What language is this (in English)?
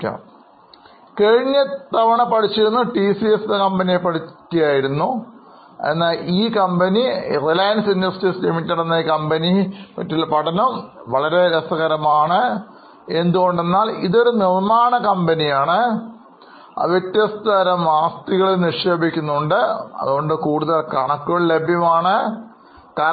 Malayalam